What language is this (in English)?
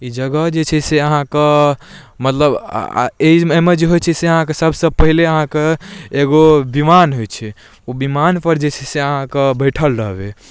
Maithili